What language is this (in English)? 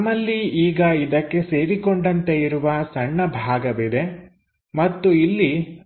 Kannada